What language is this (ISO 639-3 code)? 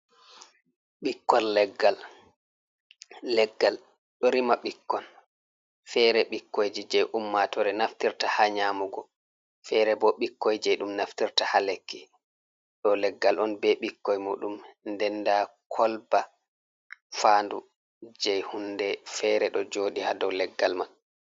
ful